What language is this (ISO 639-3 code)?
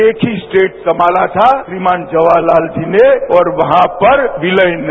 hin